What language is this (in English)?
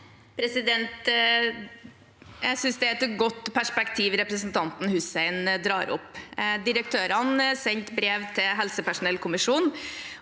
Norwegian